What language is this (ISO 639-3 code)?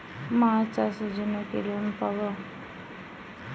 ben